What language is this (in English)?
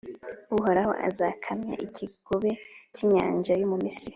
Kinyarwanda